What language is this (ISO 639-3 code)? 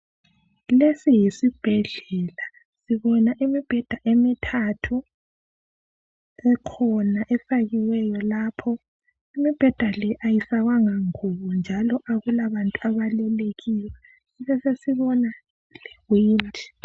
nde